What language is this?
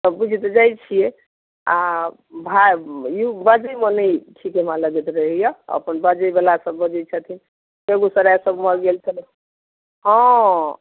Maithili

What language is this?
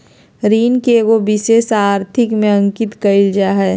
Magahi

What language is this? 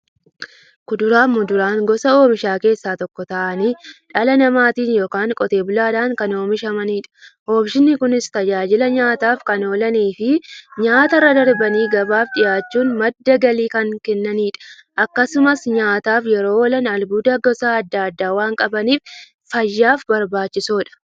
Oromo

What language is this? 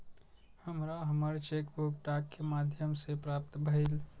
Maithili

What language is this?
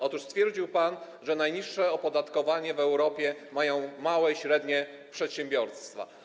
Polish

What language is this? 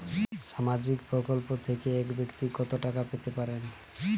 Bangla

